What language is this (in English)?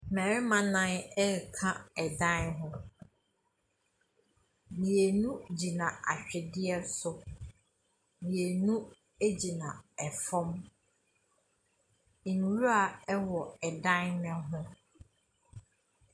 Akan